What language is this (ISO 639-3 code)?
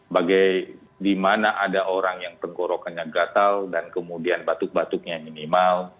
ind